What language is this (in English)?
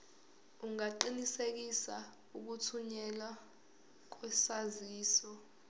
Zulu